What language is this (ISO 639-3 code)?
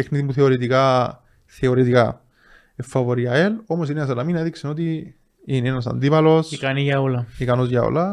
ell